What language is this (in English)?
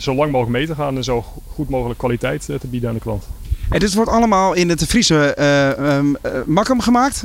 Dutch